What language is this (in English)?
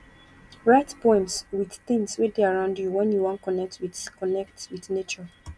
Nigerian Pidgin